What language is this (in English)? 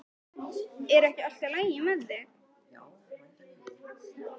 Icelandic